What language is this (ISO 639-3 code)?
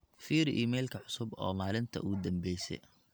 som